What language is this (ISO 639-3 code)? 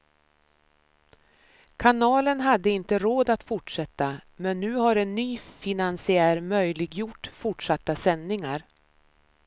swe